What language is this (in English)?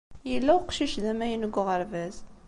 Kabyle